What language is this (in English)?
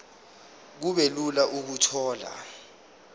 Zulu